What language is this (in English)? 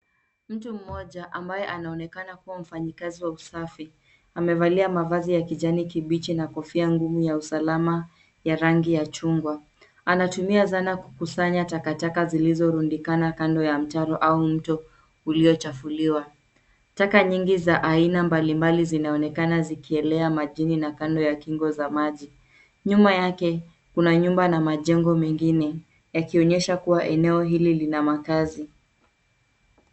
Swahili